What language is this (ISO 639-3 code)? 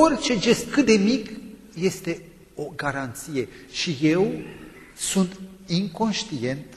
ron